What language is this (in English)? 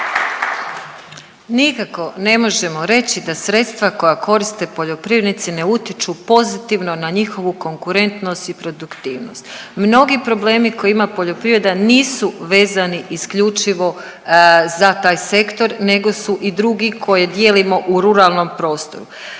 Croatian